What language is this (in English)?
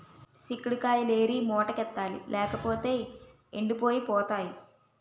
Telugu